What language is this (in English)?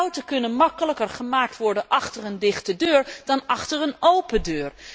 Dutch